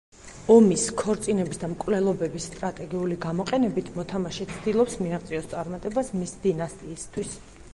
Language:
Georgian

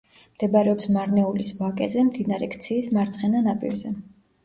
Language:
Georgian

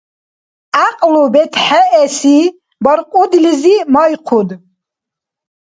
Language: Dargwa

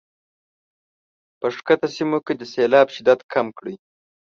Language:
Pashto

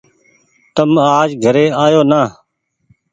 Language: Goaria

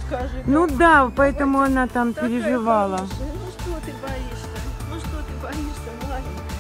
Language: Russian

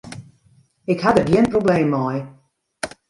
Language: Western Frisian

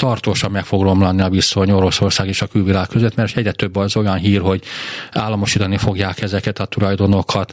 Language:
Hungarian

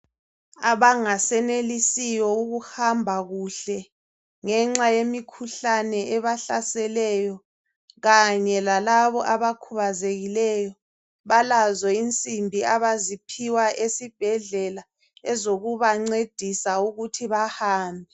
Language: North Ndebele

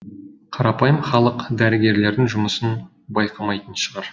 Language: Kazakh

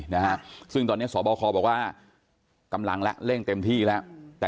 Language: Thai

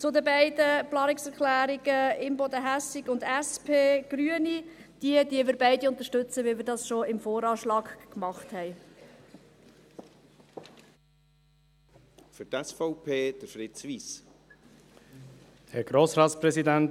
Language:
Swiss German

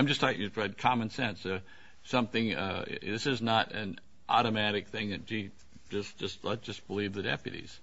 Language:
English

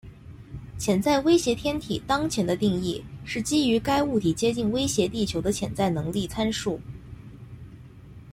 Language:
Chinese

